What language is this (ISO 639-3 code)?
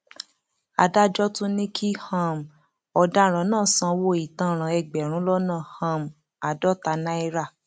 yor